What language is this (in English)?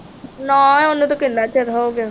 Punjabi